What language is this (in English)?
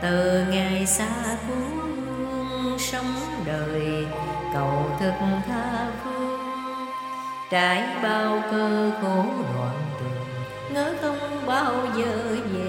Vietnamese